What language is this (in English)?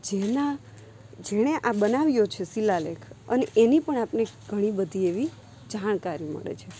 Gujarati